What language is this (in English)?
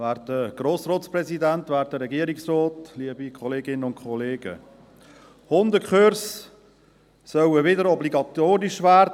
Swiss German